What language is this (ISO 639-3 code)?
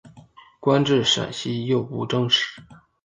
zho